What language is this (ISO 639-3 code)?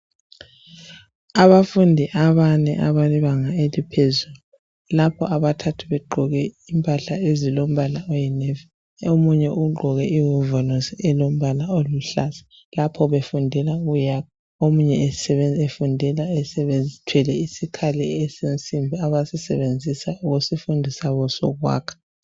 nde